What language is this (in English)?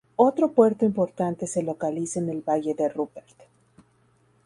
Spanish